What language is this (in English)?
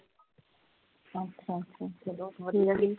Punjabi